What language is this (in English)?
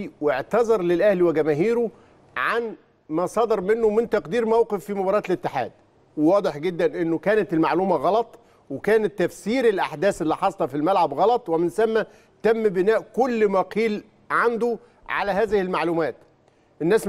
Arabic